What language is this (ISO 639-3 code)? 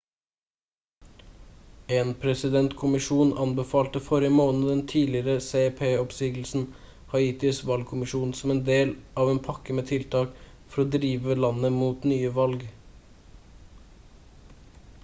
nob